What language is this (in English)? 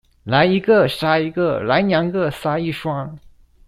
Chinese